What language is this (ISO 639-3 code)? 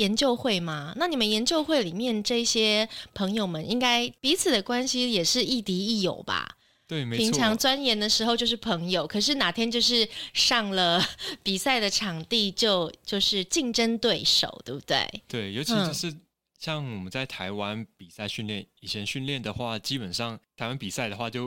zho